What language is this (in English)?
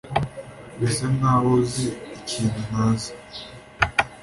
Kinyarwanda